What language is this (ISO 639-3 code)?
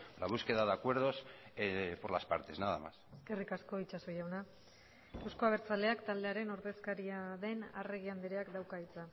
eus